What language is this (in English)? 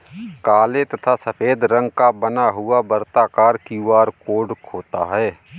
Hindi